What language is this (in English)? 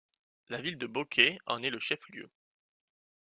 French